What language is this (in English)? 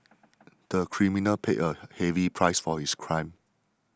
English